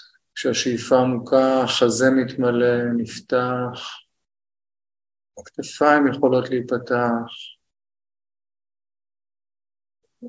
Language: Hebrew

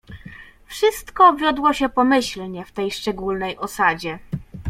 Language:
Polish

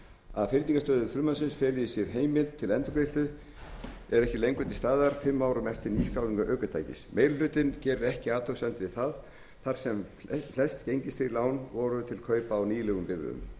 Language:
Icelandic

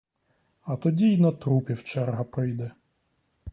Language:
Ukrainian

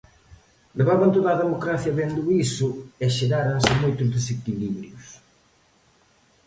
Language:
Galician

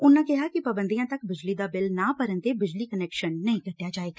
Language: Punjabi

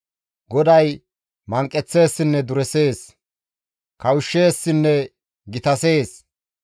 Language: Gamo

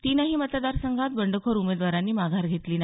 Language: Marathi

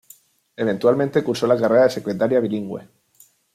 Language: Spanish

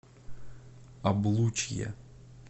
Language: Russian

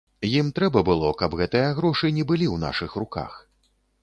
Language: Belarusian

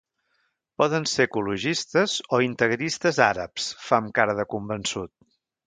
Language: Catalan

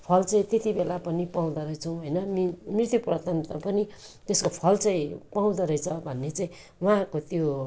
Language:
Nepali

